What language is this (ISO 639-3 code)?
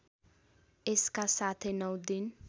nep